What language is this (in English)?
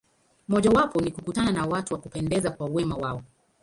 Swahili